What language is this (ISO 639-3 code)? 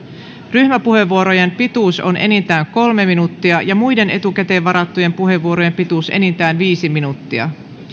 fin